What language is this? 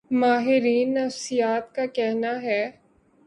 Urdu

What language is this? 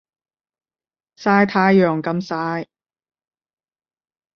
Cantonese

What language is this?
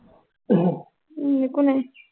Assamese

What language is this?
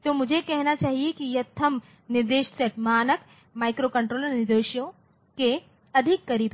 Hindi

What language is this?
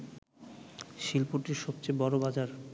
Bangla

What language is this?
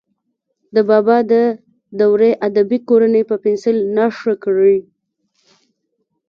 Pashto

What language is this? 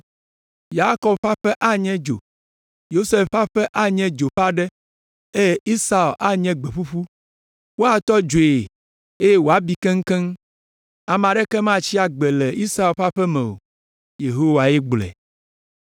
Ewe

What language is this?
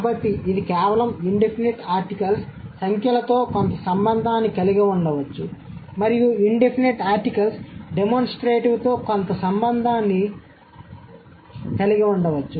Telugu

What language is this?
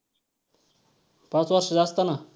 Marathi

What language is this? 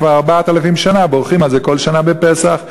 Hebrew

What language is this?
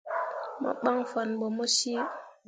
Mundang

